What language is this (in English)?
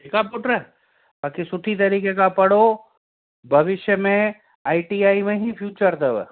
Sindhi